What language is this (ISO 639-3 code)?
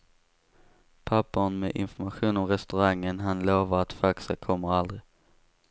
swe